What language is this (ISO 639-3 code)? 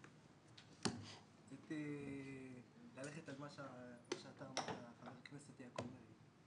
heb